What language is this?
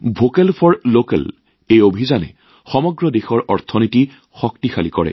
Assamese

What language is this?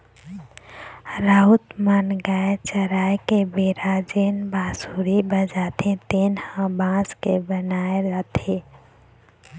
Chhattisgarhi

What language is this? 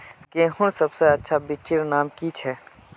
Magahi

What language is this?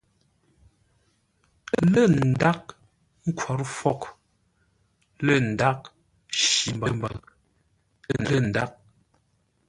Ngombale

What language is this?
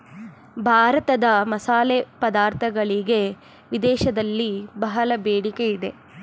Kannada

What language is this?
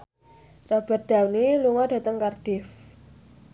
Javanese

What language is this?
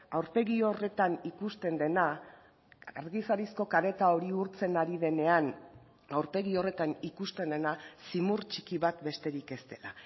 Basque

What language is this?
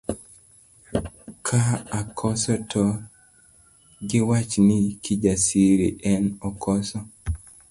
Luo (Kenya and Tanzania)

